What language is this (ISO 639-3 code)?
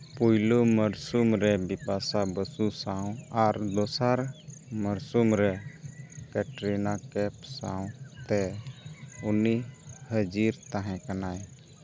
sat